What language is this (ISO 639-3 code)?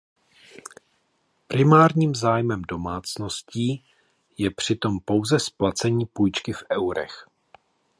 ces